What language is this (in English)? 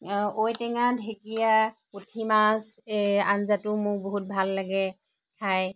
Assamese